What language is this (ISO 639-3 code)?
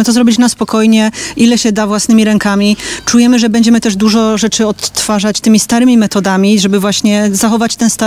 pol